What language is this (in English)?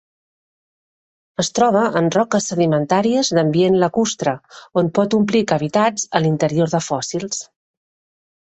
Catalan